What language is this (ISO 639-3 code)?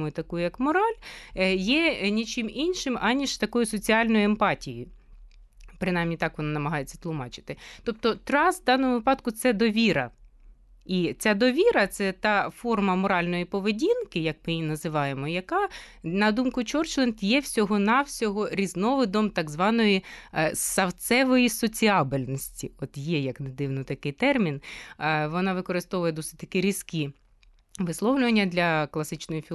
ukr